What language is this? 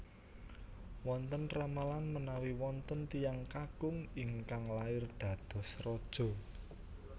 Javanese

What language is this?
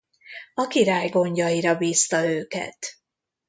Hungarian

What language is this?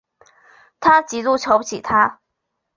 Chinese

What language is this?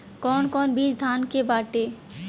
Bhojpuri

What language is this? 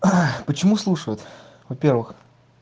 Russian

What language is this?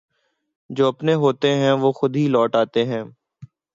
Urdu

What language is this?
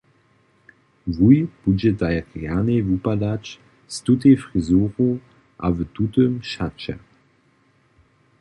Upper Sorbian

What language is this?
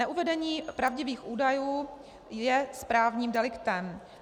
Czech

